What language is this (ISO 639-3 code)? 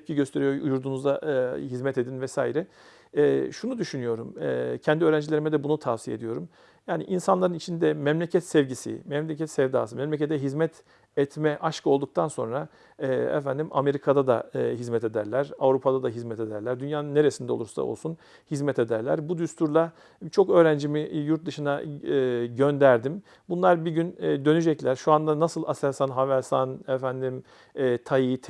tur